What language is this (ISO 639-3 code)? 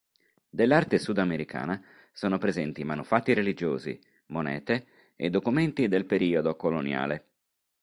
ita